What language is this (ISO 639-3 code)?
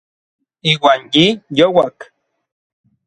nlv